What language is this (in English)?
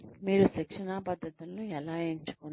Telugu